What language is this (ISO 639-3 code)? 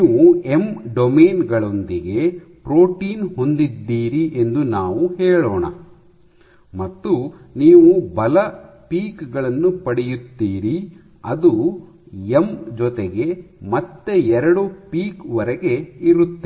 kan